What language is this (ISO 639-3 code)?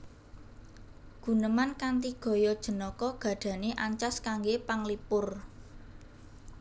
jav